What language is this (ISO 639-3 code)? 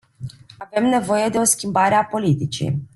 ron